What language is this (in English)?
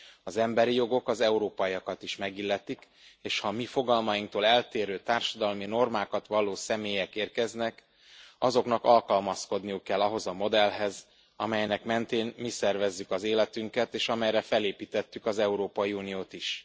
Hungarian